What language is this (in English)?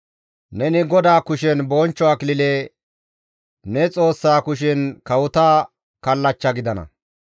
Gamo